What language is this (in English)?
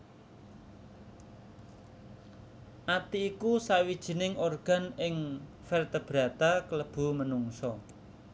Javanese